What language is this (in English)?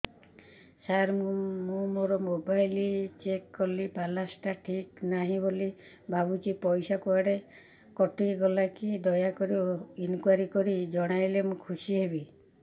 Odia